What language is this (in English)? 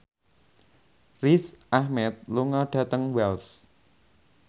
Javanese